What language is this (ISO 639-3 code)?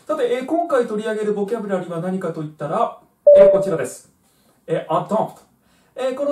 jpn